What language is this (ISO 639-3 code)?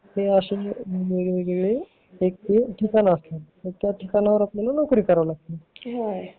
mar